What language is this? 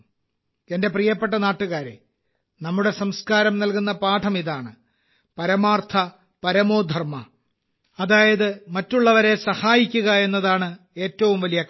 Malayalam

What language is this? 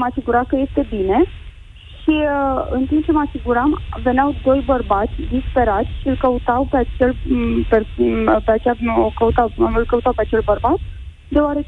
Romanian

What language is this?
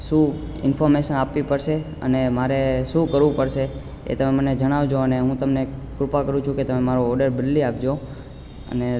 Gujarati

